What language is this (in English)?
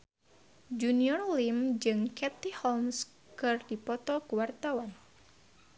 Sundanese